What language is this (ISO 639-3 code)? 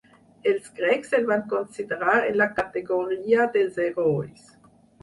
cat